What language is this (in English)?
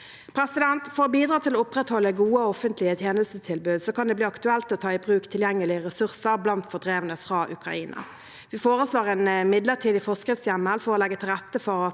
Norwegian